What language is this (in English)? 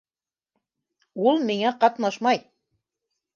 Bashkir